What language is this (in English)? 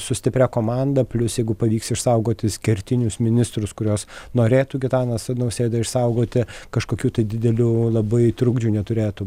Lithuanian